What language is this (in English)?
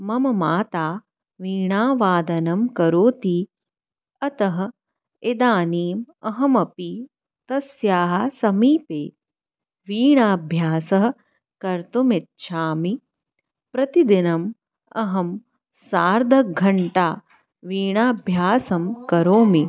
Sanskrit